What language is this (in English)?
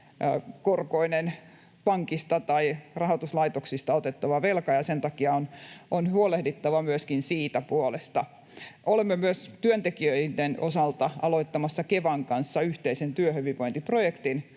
Finnish